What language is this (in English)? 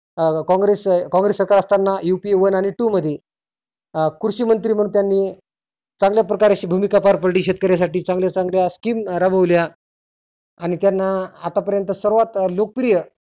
Marathi